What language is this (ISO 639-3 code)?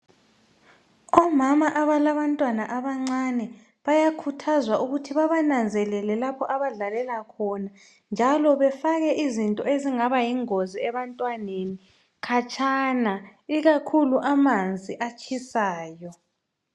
nde